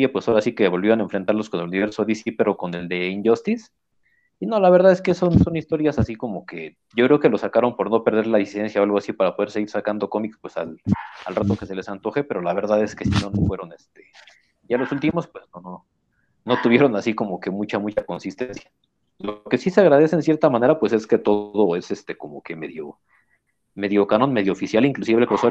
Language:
Spanish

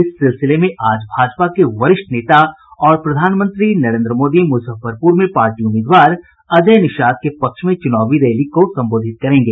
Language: Hindi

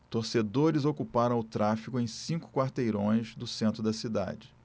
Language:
Portuguese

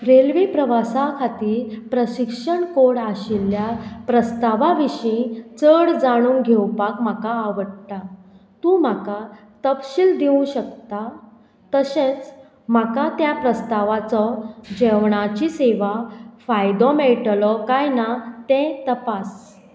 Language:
Konkani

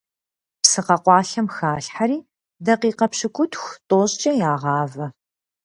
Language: Kabardian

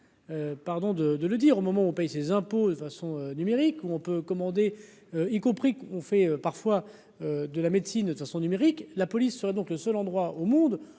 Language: French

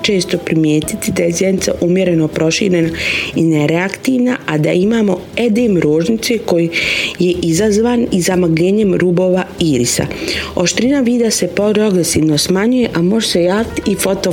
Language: Croatian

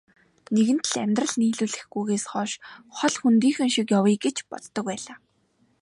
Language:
Mongolian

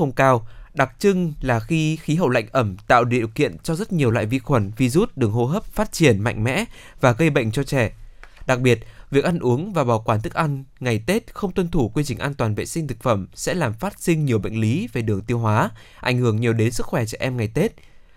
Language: Vietnamese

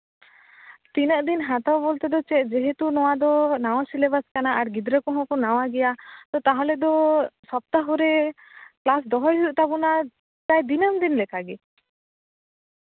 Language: Santali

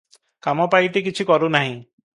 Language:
Odia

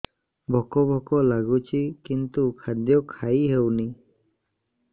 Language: Odia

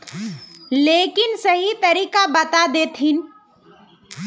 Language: Magahi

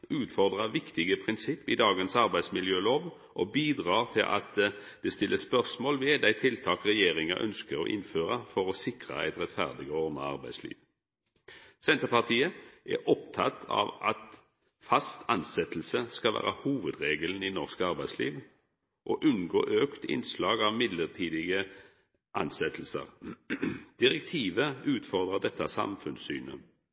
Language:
Norwegian Nynorsk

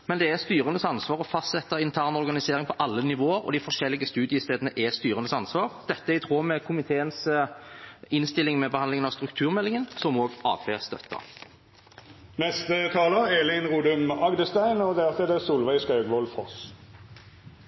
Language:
Norwegian Bokmål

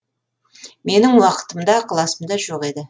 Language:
Kazakh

